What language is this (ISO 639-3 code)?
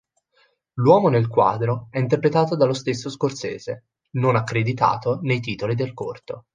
ita